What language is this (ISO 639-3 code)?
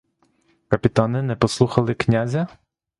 ukr